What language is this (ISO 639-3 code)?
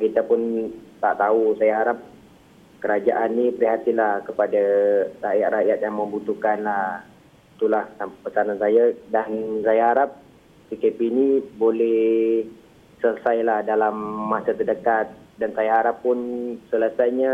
msa